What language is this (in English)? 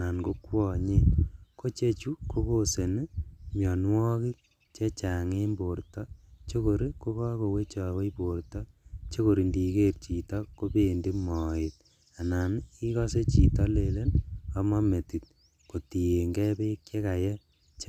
Kalenjin